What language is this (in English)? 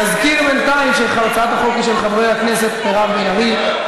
Hebrew